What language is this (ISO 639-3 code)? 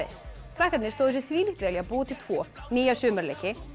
isl